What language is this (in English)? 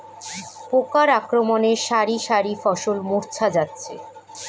Bangla